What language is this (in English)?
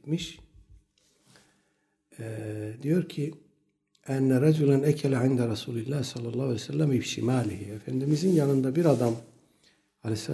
Turkish